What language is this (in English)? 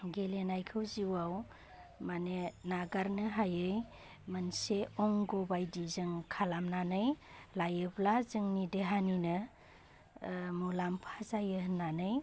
Bodo